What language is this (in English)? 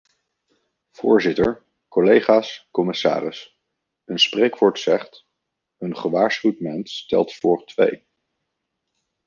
Dutch